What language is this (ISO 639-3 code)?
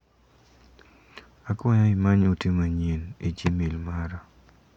luo